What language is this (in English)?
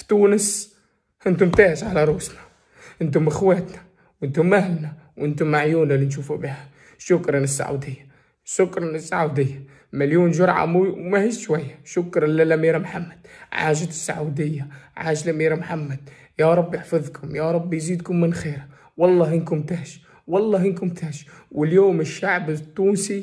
Arabic